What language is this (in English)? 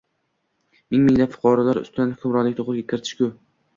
Uzbek